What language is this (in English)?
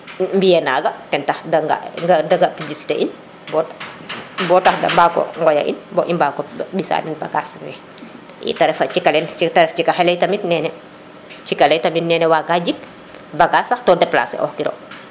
Serer